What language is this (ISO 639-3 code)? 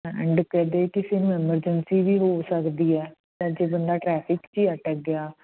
pan